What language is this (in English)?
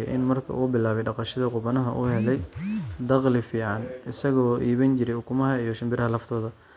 Somali